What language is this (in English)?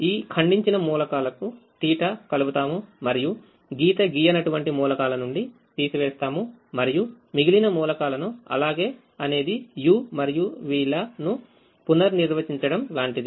Telugu